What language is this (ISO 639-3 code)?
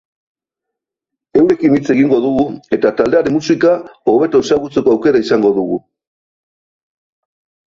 eus